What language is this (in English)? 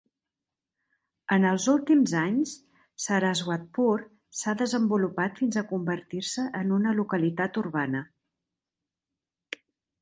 Catalan